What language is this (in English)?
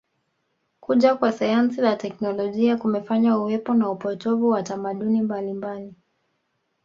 Swahili